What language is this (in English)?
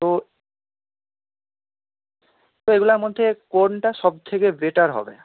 Bangla